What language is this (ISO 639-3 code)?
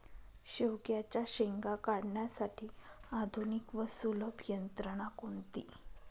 mar